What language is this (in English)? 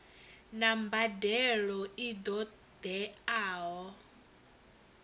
Venda